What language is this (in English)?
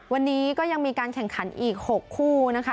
Thai